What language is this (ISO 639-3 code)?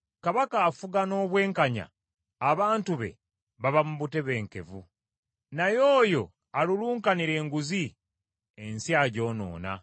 lug